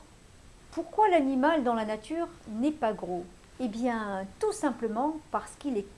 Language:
French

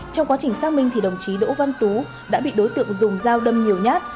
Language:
Vietnamese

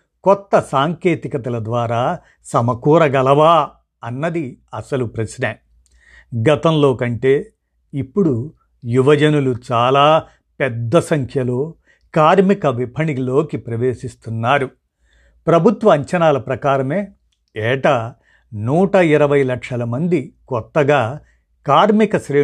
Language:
Telugu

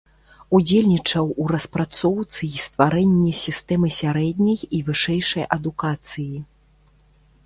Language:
Belarusian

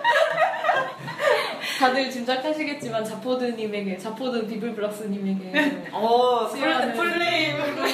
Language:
Korean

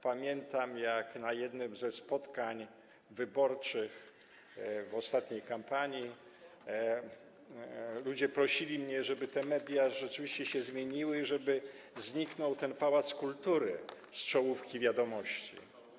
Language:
Polish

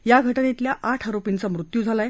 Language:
Marathi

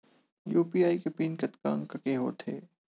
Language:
Chhattisgarhi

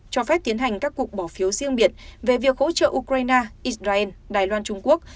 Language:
Vietnamese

